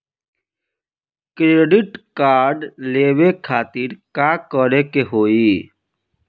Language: Bhojpuri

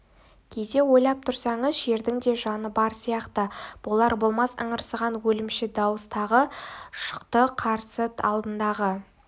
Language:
Kazakh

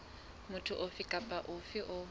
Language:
Southern Sotho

